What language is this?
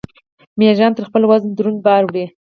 Pashto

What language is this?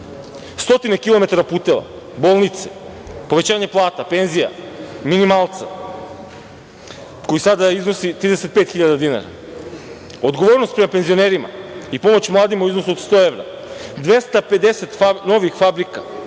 Serbian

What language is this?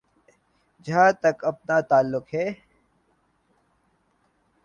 Urdu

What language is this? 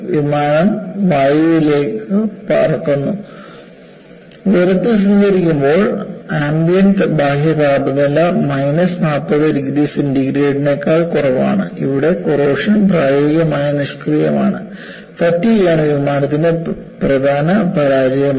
Malayalam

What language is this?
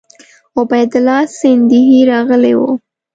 Pashto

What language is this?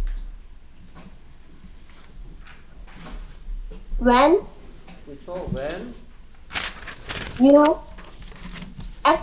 Korean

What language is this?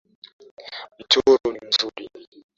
Swahili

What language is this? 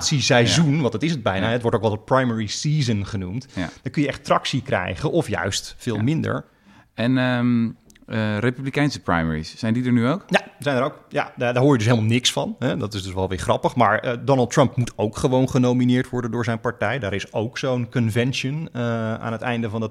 Dutch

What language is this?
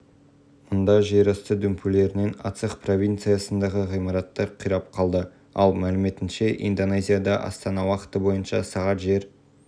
Kazakh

